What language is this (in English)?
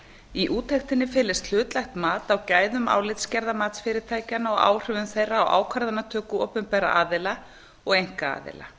Icelandic